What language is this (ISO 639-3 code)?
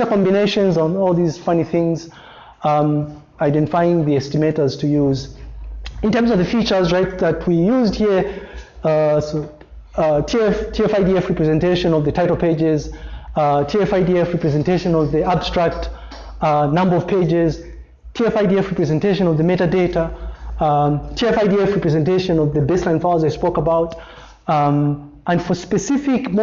eng